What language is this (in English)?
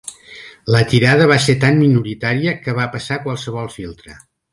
Catalan